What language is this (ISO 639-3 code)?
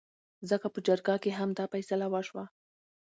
pus